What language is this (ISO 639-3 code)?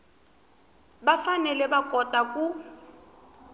tso